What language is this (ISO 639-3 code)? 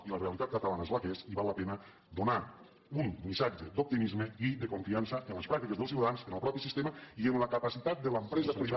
cat